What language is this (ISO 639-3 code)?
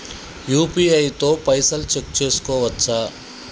tel